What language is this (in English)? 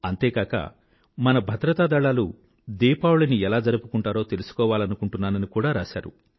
Telugu